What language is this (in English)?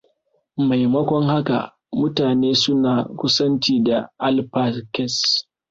Hausa